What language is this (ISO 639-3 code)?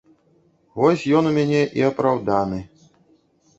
bel